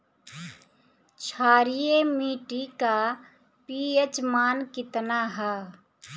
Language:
Bhojpuri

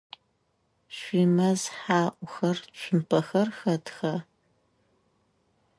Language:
Adyghe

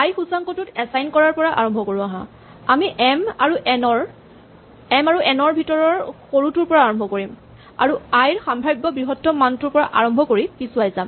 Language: Assamese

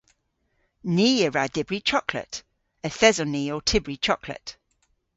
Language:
Cornish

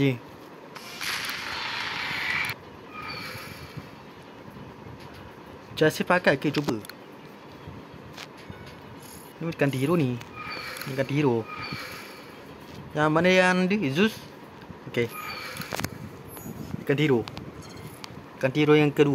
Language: Malay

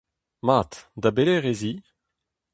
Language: Breton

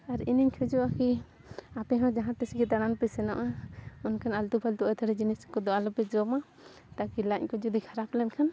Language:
Santali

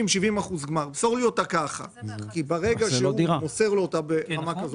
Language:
Hebrew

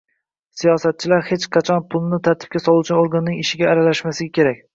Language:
Uzbek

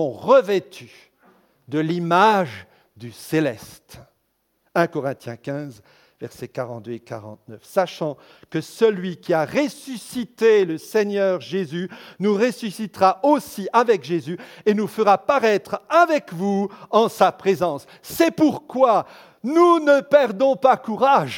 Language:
French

